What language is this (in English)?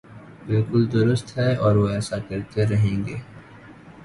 Urdu